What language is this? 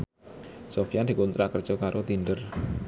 Javanese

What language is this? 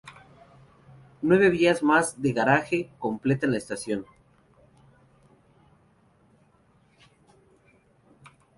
Spanish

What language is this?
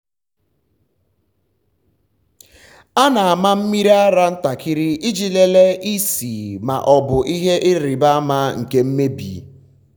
Igbo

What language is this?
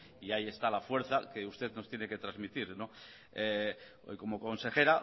Spanish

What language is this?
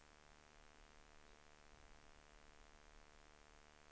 Swedish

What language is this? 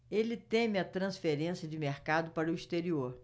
Portuguese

